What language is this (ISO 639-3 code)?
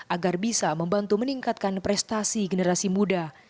ind